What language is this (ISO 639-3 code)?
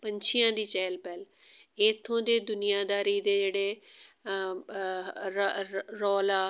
pan